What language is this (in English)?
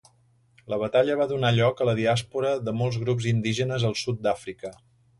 Catalan